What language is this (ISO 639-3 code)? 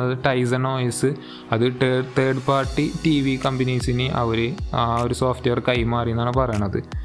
mal